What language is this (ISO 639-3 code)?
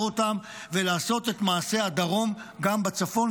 heb